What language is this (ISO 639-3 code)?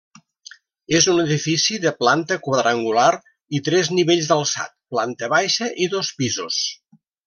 cat